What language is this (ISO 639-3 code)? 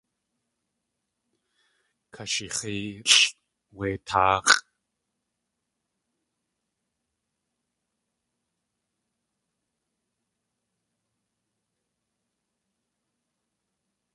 tli